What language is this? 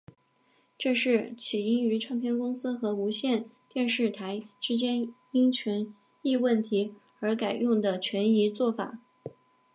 Chinese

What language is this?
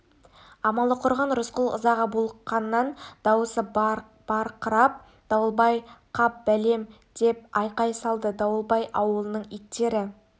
Kazakh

